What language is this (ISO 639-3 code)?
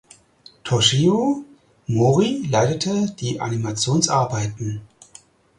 deu